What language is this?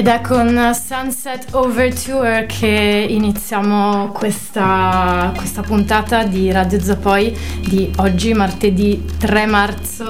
Italian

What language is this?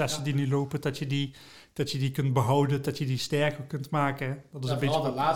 Dutch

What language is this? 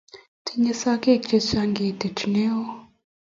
Kalenjin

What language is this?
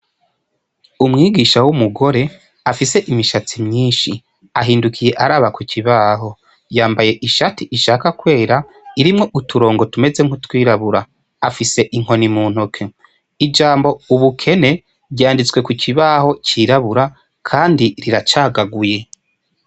Rundi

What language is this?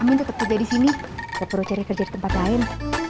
Indonesian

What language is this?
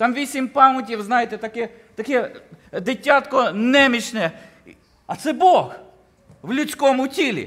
Ukrainian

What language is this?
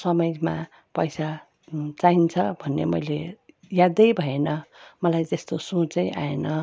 Nepali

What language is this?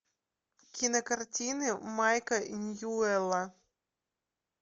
Russian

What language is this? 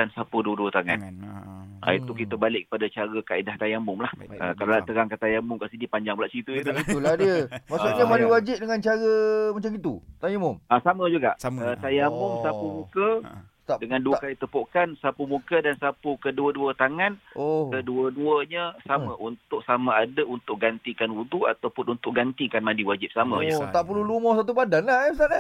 Malay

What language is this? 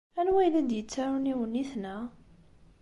Kabyle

